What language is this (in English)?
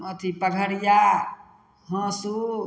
Maithili